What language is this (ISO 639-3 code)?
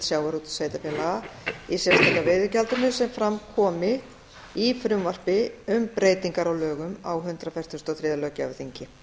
isl